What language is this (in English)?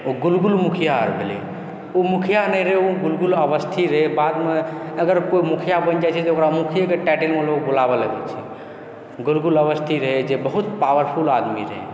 Maithili